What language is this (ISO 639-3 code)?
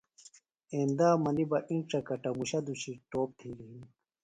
phl